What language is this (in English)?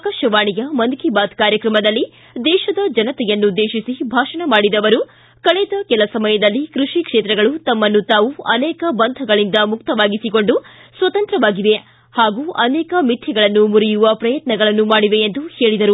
Kannada